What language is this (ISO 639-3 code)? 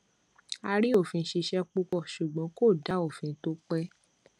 yor